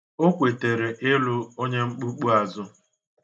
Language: Igbo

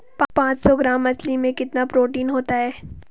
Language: Hindi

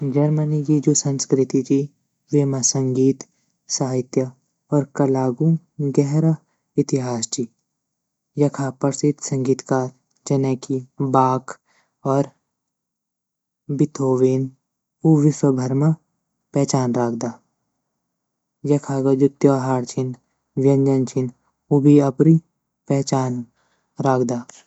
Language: Garhwali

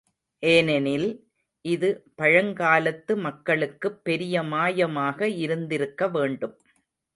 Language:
Tamil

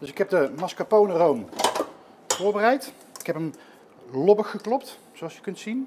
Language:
Dutch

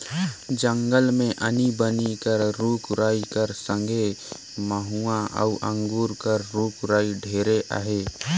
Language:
Chhattisgarhi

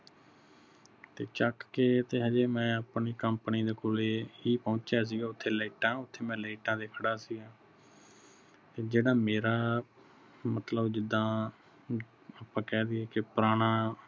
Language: Punjabi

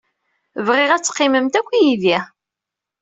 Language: Kabyle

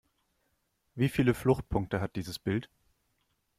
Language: German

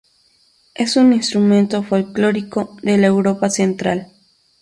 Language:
Spanish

